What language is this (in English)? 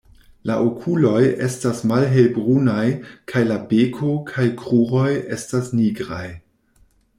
Esperanto